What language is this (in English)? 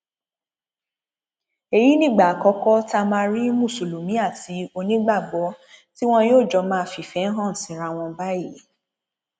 Yoruba